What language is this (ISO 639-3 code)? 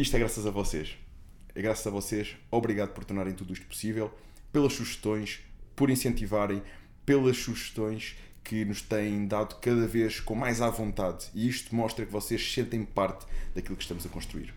por